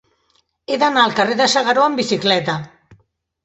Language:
Catalan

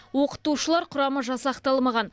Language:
Kazakh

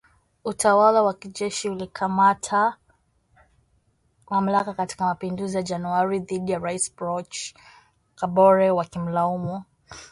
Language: Swahili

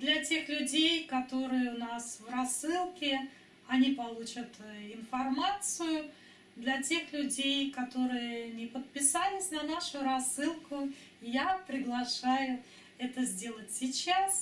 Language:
Russian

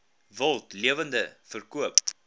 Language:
Afrikaans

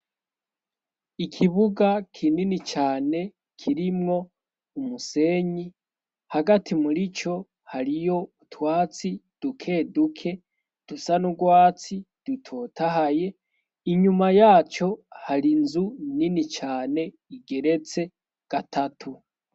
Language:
Rundi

